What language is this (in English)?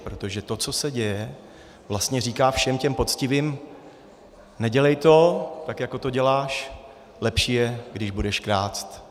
Czech